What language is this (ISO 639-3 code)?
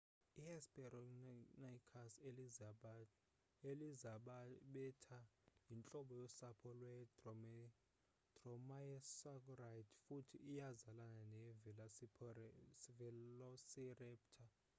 xho